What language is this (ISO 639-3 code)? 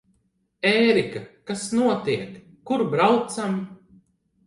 lav